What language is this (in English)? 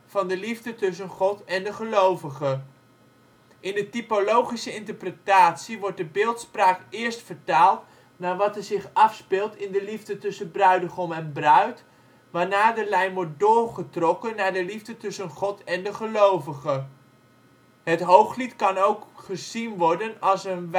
Dutch